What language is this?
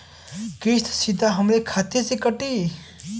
Bhojpuri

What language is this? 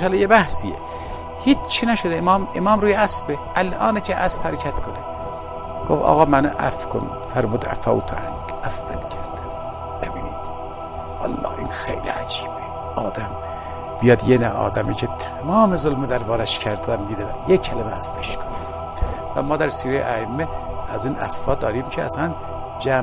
Persian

